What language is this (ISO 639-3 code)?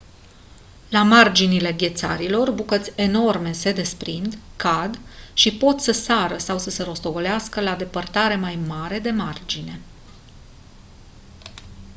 ron